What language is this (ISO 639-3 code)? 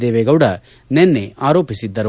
kan